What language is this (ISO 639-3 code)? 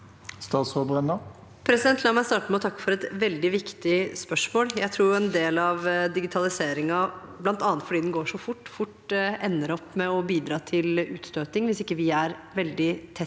nor